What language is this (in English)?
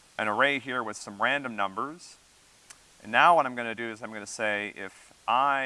English